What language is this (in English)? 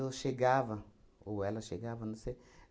Portuguese